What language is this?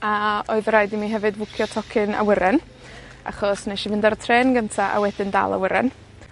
Welsh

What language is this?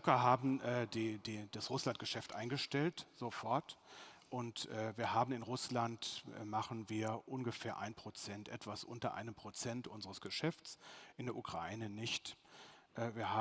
German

